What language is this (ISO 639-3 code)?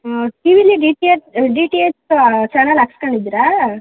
kan